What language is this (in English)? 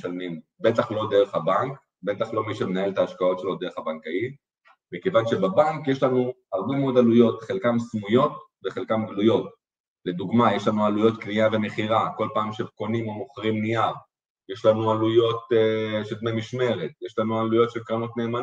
Hebrew